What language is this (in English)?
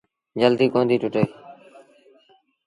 Sindhi Bhil